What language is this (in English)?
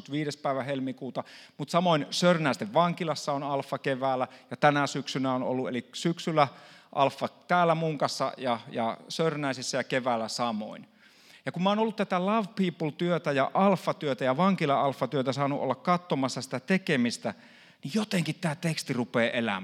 Finnish